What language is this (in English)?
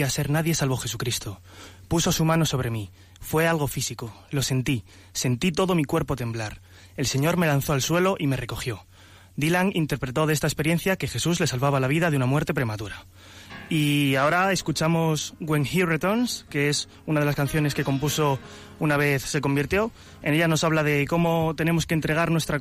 Spanish